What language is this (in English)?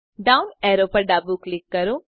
Gujarati